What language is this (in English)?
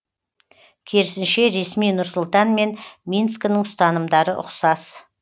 Kazakh